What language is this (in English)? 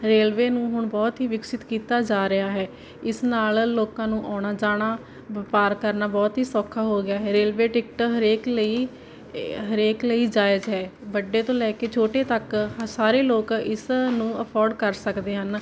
Punjabi